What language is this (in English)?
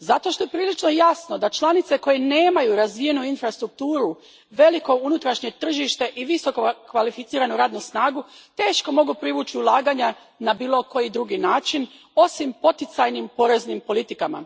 Croatian